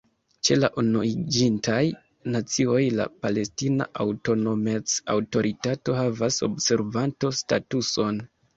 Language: Esperanto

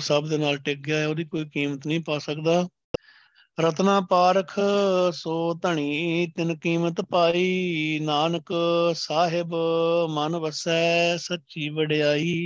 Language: Punjabi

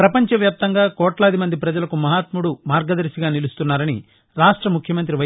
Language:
Telugu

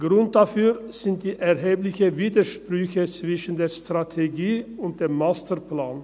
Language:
Swiss German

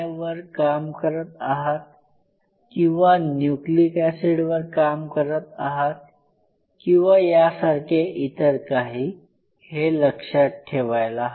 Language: Marathi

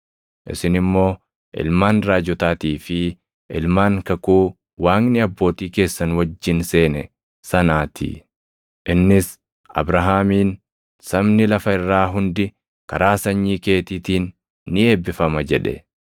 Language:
Oromo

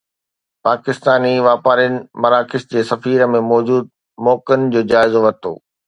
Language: Sindhi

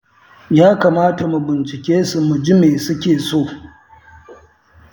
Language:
Hausa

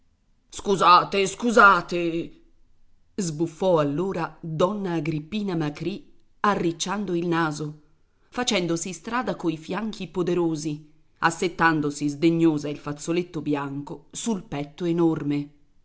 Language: Italian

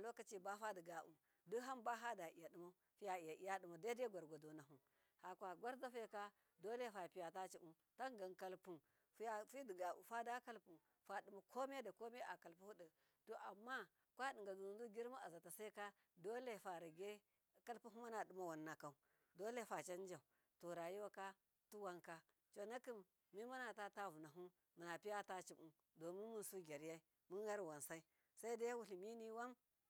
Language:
Miya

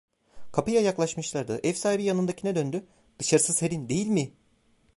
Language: Turkish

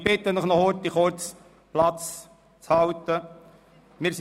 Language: Swiss German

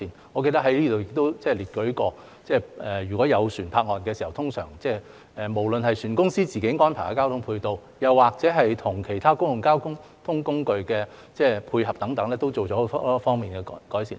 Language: Cantonese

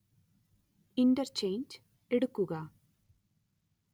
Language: Malayalam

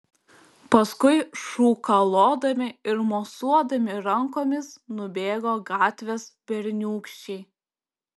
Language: Lithuanian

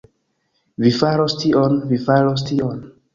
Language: Esperanto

